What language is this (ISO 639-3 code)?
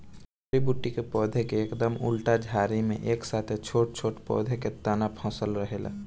bho